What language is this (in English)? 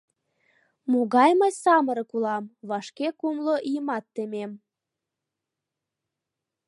Mari